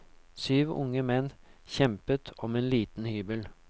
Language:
Norwegian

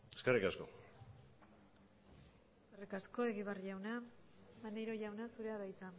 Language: Basque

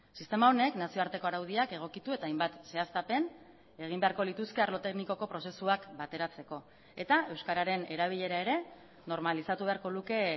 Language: Basque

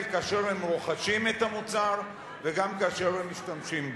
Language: Hebrew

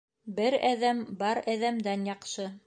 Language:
Bashkir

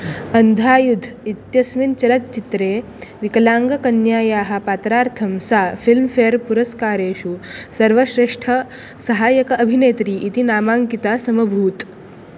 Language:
Sanskrit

